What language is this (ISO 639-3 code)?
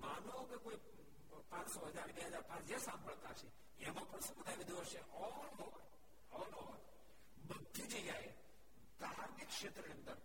guj